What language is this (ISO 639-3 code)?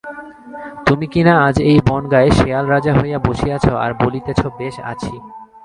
ben